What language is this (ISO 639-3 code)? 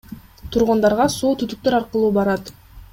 kir